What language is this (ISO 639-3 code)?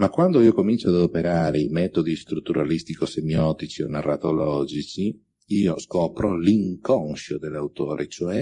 ita